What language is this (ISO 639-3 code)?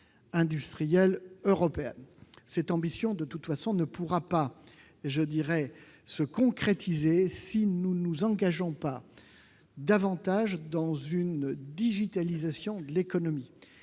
fra